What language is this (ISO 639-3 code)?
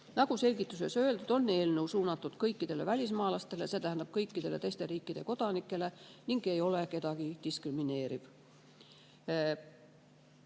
est